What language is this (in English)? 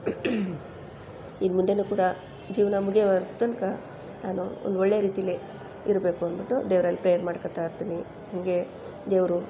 Kannada